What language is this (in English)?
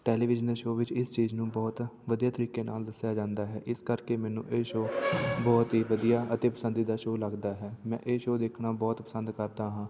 Punjabi